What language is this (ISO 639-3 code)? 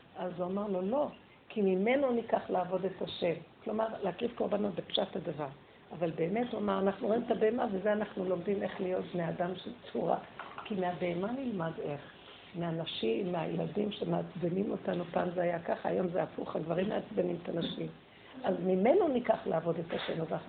heb